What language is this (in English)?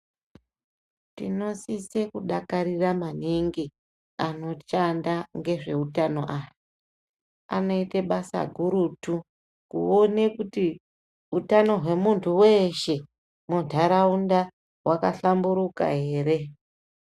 Ndau